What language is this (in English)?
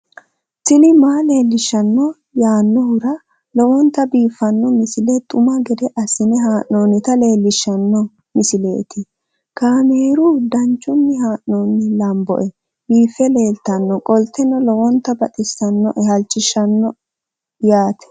Sidamo